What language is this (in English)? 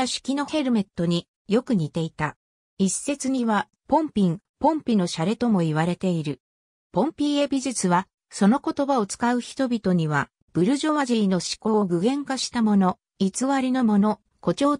Japanese